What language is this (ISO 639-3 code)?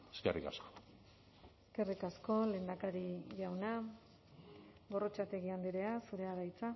eus